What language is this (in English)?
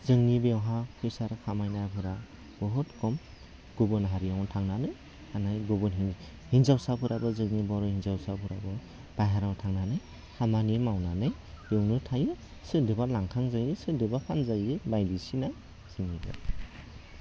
Bodo